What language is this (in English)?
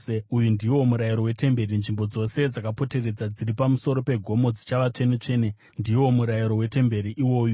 Shona